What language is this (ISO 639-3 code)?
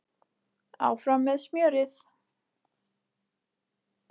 isl